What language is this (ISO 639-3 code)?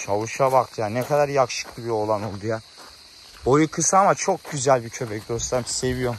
tur